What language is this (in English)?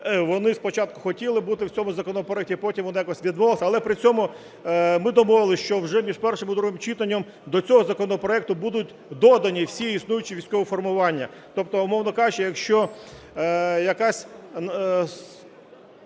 Ukrainian